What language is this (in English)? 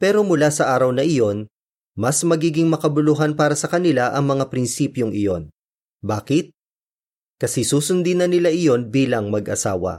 Filipino